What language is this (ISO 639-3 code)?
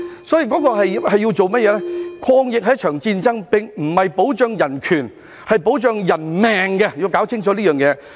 yue